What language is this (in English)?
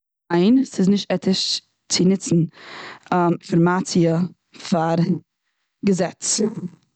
Yiddish